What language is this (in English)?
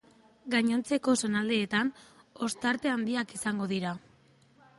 Basque